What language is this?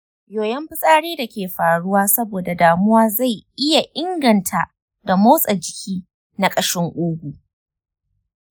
Hausa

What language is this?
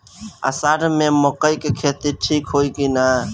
Bhojpuri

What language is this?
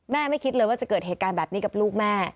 Thai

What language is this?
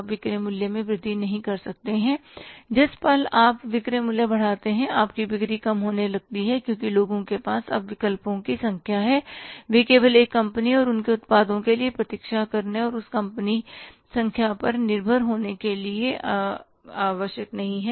Hindi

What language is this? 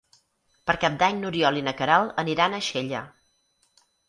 Catalan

